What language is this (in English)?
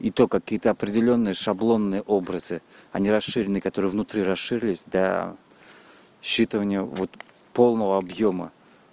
Russian